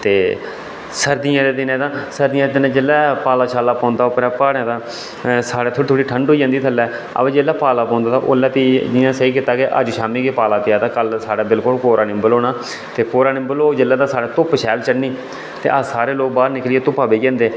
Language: Dogri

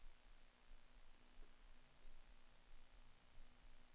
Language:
Swedish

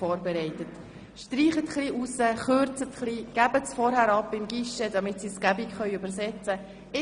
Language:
Swiss German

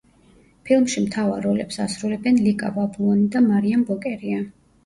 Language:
Georgian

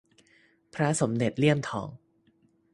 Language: Thai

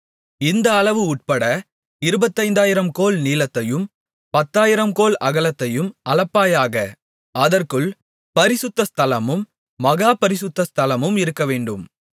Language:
Tamil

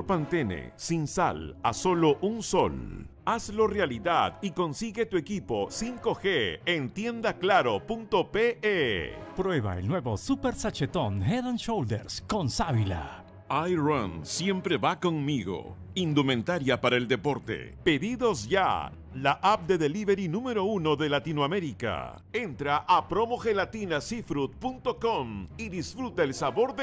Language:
Spanish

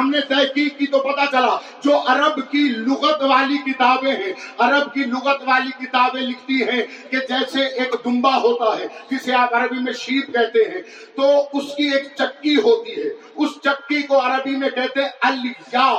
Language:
Urdu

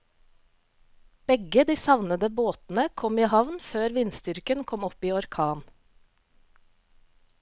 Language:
Norwegian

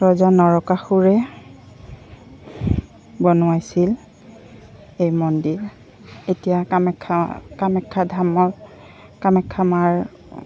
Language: Assamese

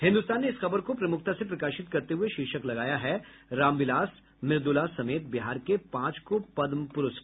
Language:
Hindi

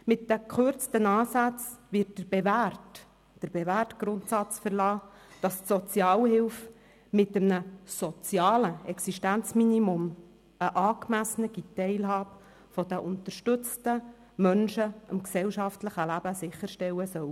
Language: Swiss German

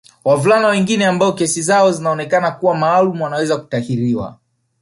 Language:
Swahili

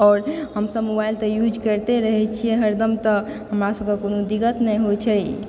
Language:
Maithili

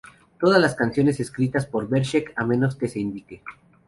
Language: Spanish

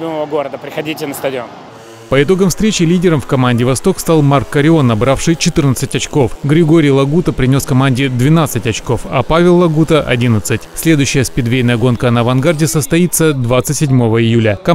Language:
Russian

